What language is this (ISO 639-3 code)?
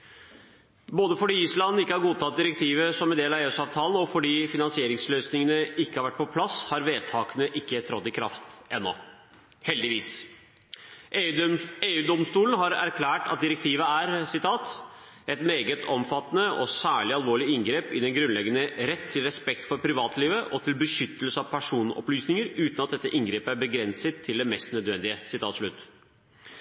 nob